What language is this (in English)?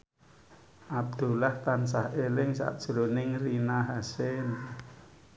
Javanese